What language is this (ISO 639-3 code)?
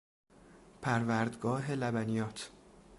fas